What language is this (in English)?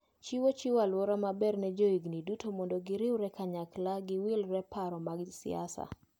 Luo (Kenya and Tanzania)